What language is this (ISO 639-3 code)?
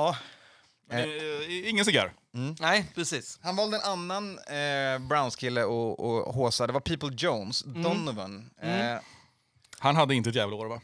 swe